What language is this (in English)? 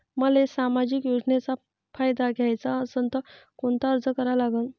Marathi